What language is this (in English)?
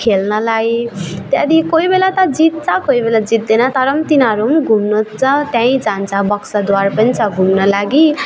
Nepali